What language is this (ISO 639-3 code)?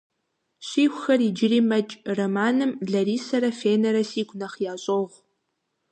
kbd